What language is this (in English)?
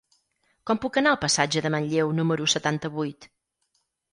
Catalan